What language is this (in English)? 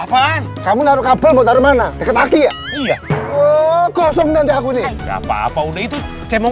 Indonesian